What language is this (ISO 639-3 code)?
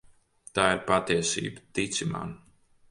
lav